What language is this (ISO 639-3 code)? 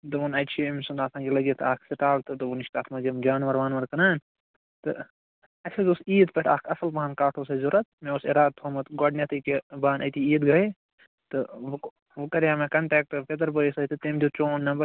kas